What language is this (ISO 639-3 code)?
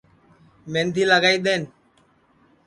ssi